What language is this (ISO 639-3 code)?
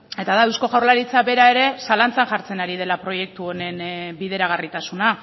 eus